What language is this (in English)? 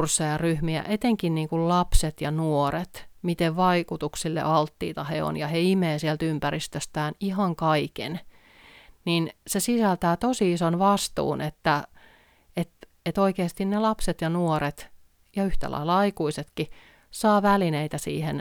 Finnish